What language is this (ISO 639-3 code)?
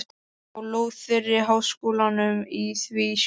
isl